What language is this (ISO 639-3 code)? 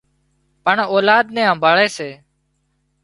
kxp